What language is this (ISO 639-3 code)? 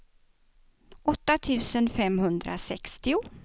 swe